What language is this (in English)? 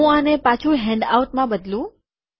Gujarati